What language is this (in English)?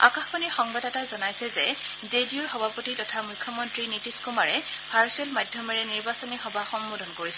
Assamese